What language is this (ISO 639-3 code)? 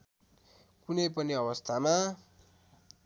nep